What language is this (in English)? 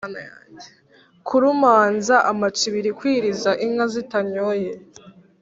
Kinyarwanda